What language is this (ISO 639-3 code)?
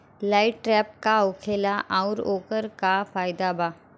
bho